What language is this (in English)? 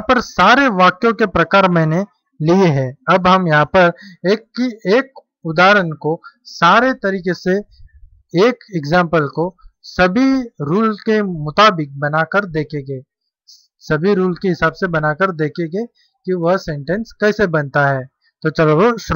Hindi